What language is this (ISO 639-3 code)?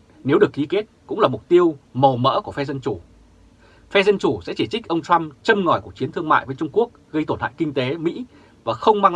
vie